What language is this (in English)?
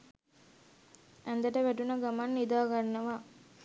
Sinhala